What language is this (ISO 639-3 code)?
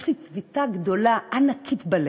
heb